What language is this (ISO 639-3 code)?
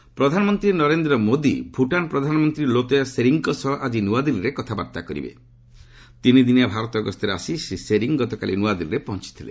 ori